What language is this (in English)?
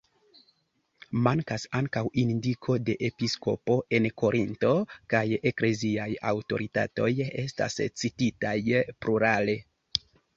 Esperanto